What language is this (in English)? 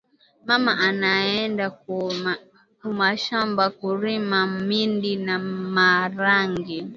Swahili